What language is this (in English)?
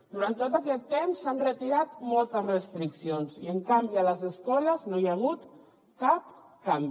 Catalan